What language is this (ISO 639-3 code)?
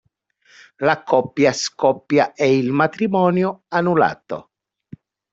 ita